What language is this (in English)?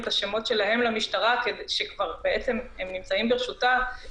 Hebrew